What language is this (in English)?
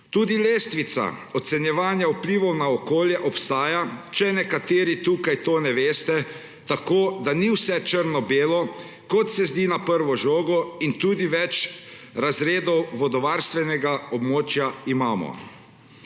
Slovenian